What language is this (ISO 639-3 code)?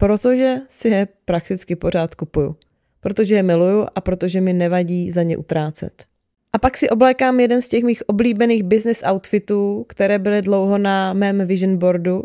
ces